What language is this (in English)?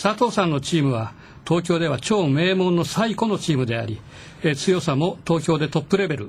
Japanese